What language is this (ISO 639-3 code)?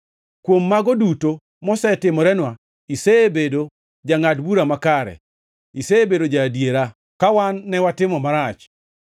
luo